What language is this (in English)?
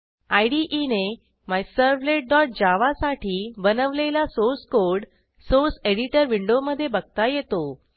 Marathi